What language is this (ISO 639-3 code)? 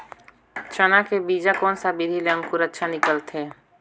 hne